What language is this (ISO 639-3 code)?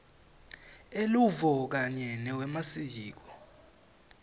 ssw